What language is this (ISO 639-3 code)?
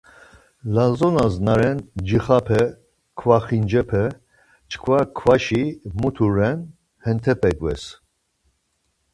lzz